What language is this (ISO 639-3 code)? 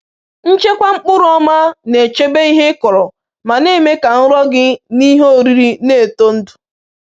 ibo